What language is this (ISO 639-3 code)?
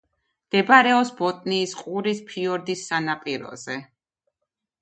kat